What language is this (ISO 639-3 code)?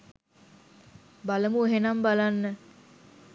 sin